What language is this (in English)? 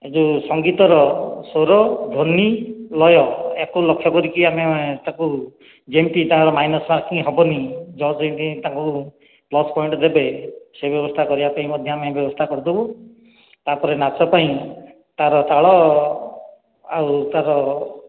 Odia